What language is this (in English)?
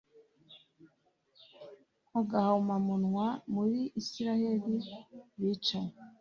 Kinyarwanda